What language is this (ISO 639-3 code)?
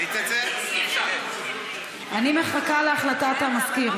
heb